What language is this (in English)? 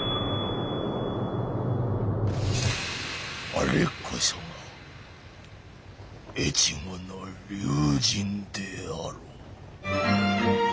Japanese